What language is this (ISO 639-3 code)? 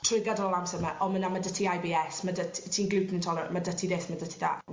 cym